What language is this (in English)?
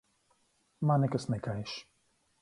Latvian